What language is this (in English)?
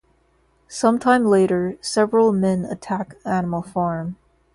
English